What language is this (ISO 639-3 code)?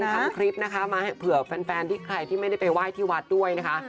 tha